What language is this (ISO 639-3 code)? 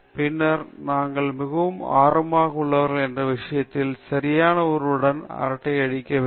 tam